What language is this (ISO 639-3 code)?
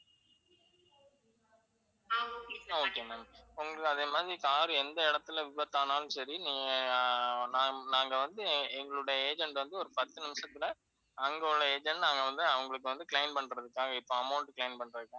tam